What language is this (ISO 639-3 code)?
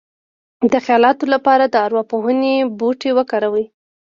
pus